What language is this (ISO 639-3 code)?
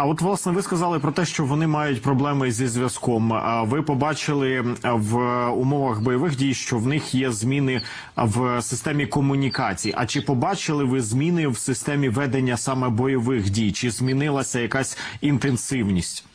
ukr